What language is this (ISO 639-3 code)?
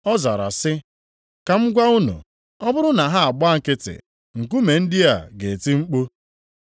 ibo